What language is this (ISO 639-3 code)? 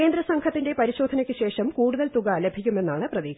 mal